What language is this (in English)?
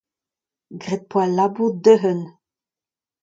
Breton